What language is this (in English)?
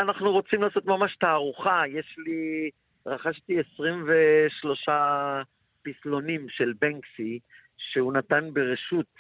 Hebrew